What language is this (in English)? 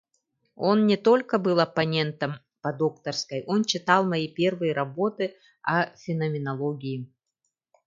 Yakut